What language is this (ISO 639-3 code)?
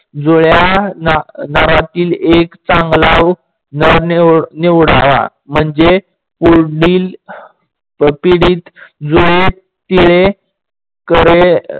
mar